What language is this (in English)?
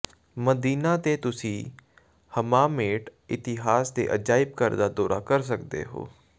Punjabi